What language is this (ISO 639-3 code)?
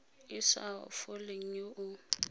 tsn